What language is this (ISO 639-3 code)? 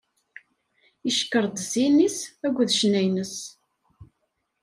kab